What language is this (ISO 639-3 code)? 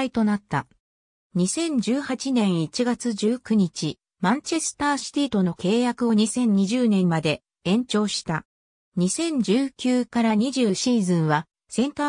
jpn